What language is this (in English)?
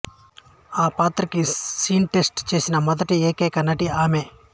Telugu